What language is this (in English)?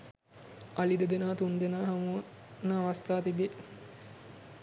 Sinhala